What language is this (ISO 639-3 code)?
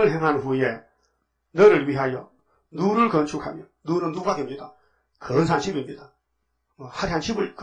kor